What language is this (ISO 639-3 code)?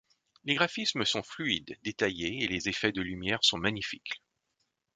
fra